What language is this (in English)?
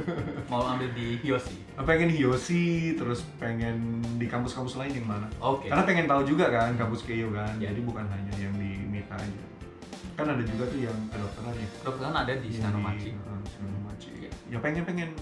Indonesian